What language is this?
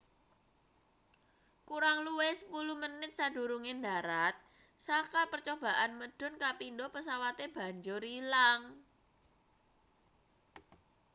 Javanese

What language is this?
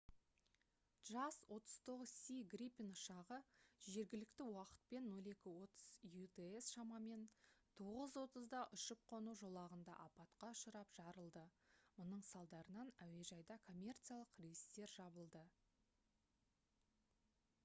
Kazakh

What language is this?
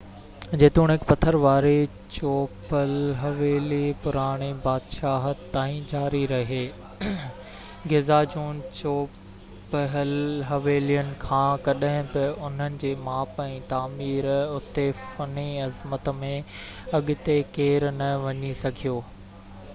Sindhi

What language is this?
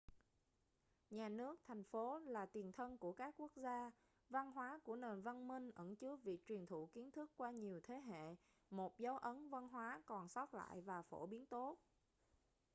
Vietnamese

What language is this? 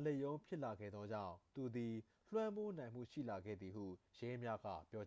Burmese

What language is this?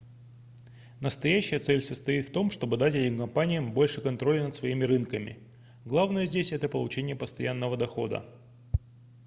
Russian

